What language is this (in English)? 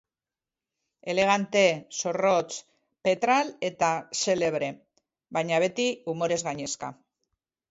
Basque